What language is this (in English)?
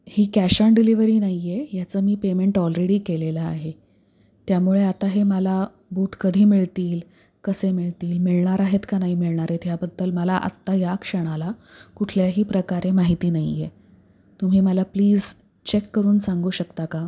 Marathi